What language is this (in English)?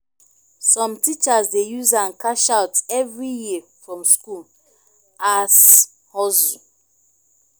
Nigerian Pidgin